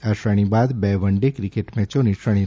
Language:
Gujarati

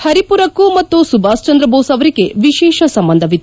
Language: Kannada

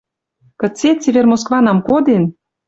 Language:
Western Mari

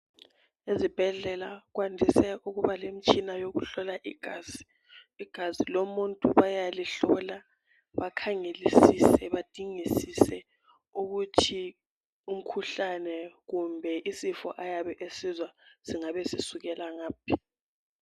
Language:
North Ndebele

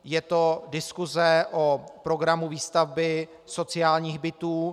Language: Czech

